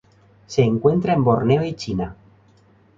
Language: Spanish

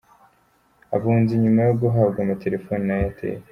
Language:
Kinyarwanda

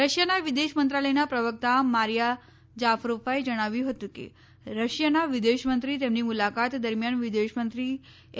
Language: Gujarati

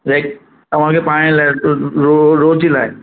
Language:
Sindhi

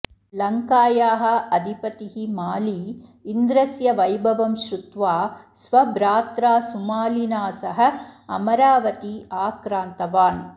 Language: Sanskrit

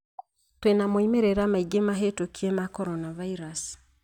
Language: Kikuyu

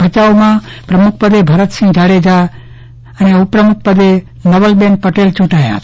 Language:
Gujarati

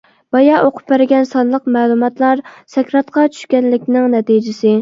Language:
Uyghur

